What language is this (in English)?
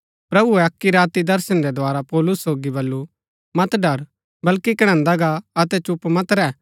Gaddi